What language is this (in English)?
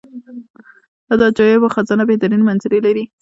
Pashto